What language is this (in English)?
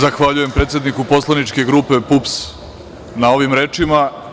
Serbian